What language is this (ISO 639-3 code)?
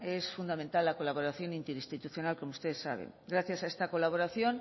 spa